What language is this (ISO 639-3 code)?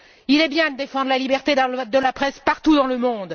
fra